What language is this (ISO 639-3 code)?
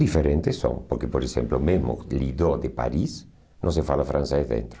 por